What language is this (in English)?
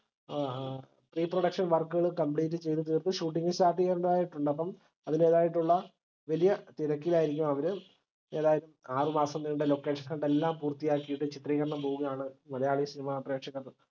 Malayalam